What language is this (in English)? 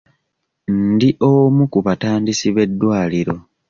Ganda